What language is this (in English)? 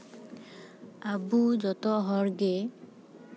Santali